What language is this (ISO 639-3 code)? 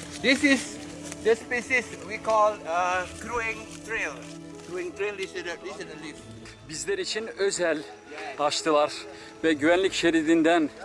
tur